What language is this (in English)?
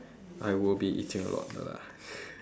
English